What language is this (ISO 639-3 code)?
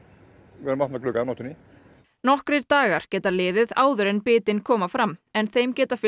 isl